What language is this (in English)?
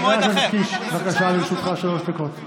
Hebrew